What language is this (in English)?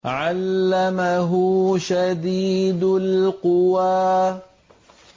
Arabic